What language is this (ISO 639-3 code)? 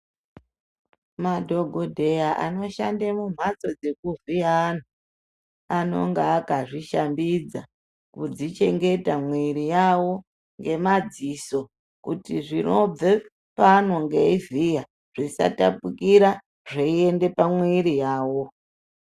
ndc